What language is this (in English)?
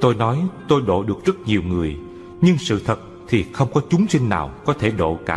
Vietnamese